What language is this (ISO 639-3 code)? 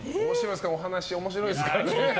jpn